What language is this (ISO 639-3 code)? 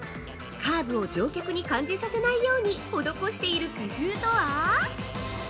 jpn